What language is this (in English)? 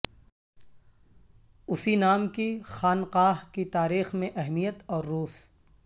Urdu